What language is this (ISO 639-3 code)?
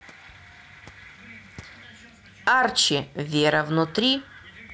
rus